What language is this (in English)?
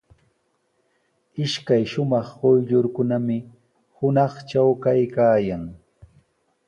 Sihuas Ancash Quechua